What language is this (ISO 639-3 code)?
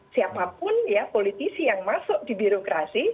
ind